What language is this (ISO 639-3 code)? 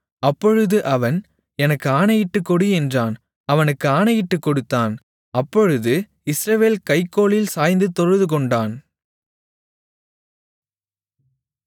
tam